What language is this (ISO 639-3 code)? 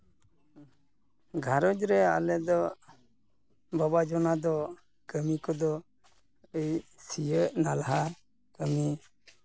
sat